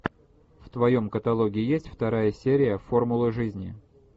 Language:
Russian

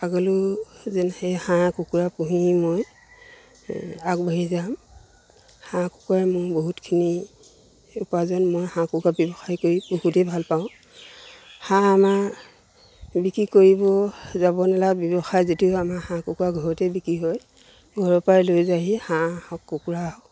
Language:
Assamese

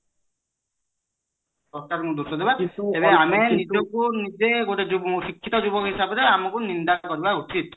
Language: Odia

